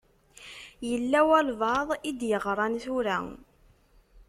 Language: Kabyle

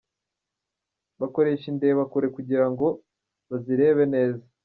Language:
Kinyarwanda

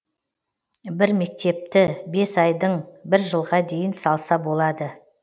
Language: Kazakh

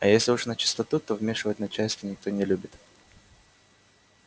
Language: Russian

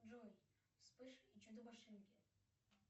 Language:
Russian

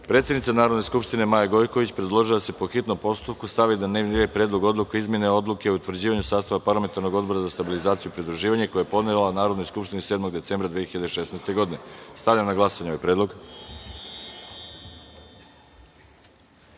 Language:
Serbian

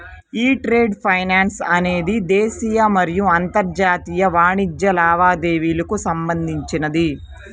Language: Telugu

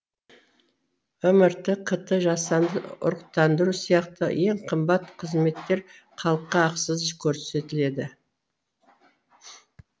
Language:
Kazakh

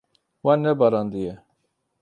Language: Kurdish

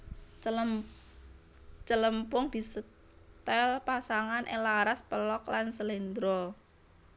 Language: Javanese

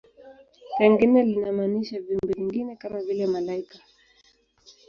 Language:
Swahili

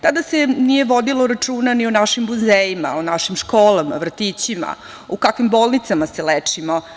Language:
Serbian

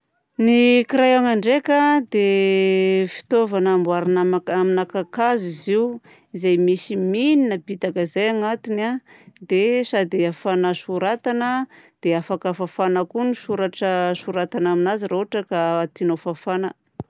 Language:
Southern Betsimisaraka Malagasy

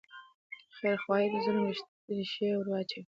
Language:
Pashto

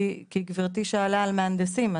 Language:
Hebrew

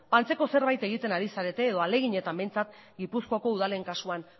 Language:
Basque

